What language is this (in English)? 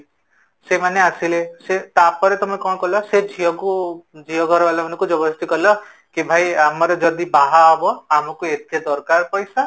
Odia